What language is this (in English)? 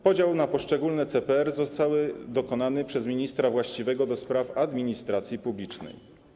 Polish